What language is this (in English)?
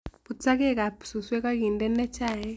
Kalenjin